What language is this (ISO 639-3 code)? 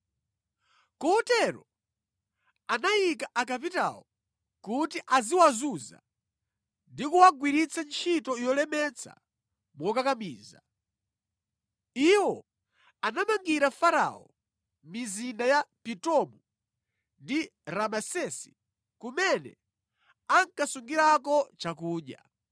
nya